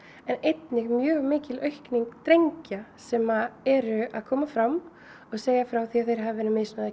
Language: Icelandic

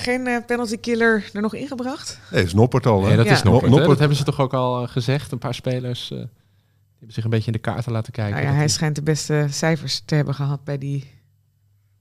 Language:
Dutch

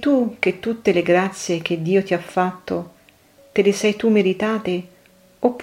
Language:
Italian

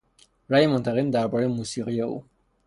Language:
Persian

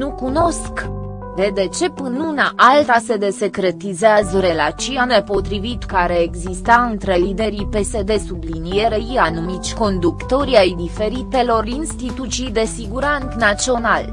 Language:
Romanian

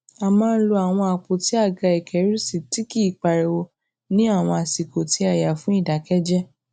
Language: Yoruba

